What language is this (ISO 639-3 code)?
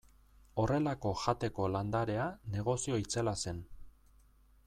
eus